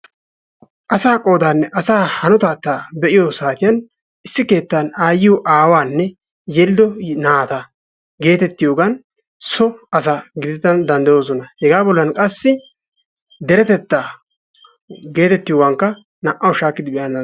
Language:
Wolaytta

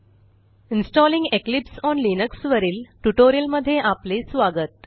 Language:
Marathi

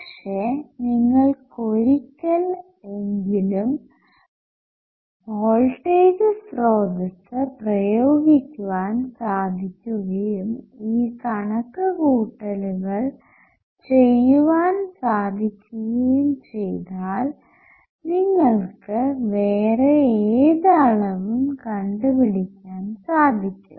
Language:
Malayalam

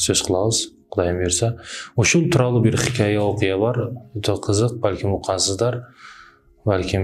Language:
Turkish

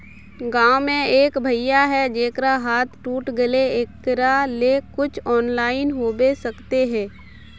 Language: Magahi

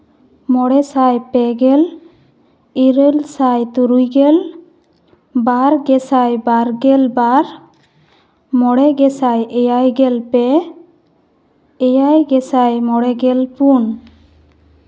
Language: Santali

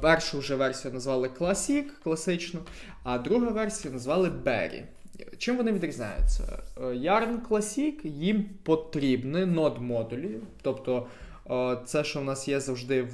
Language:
Ukrainian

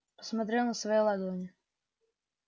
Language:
Russian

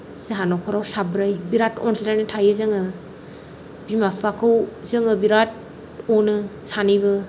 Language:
Bodo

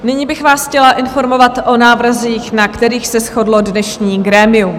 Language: Czech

